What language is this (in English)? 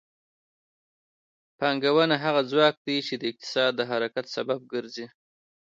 Pashto